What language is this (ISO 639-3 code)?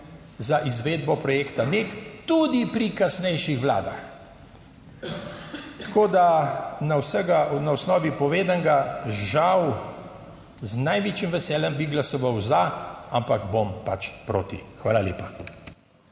slv